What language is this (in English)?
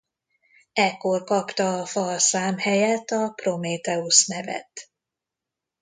Hungarian